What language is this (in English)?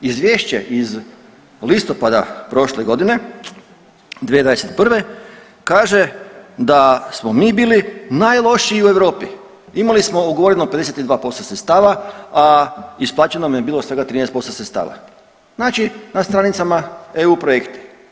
Croatian